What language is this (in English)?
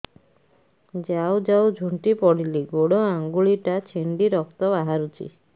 Odia